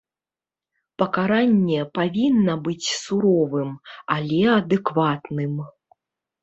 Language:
Belarusian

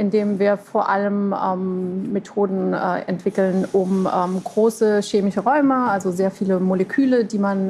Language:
German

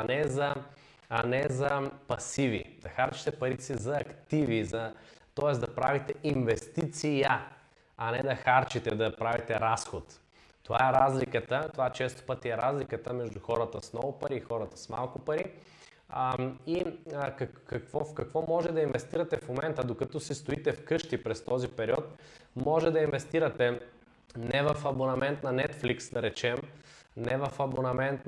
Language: Bulgarian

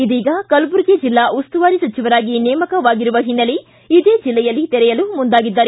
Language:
Kannada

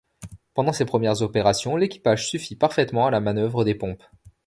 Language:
French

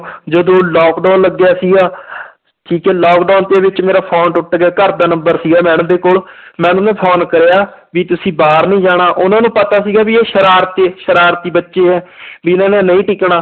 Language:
Punjabi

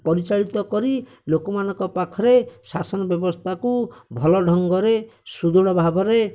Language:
Odia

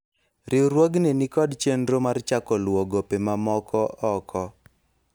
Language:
Luo (Kenya and Tanzania)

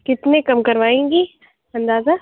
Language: Urdu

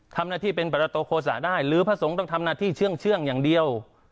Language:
Thai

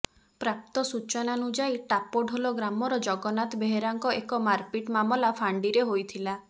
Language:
Odia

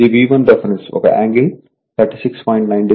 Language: Telugu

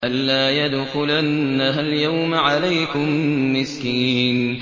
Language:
Arabic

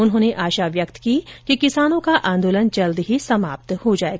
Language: Hindi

